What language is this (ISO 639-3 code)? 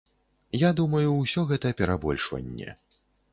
bel